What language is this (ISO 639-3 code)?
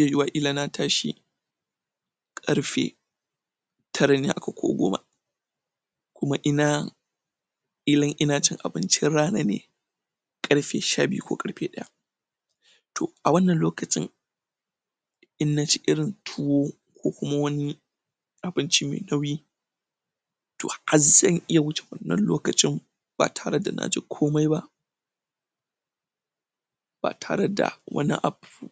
hau